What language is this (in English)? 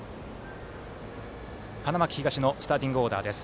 Japanese